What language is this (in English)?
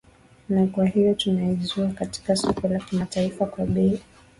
Swahili